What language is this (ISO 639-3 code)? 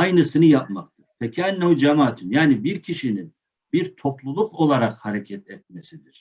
tur